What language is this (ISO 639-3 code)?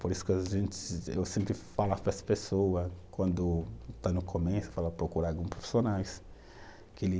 por